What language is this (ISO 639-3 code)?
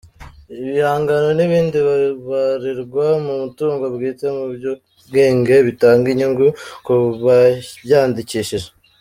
kin